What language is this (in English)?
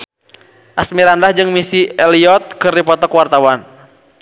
Sundanese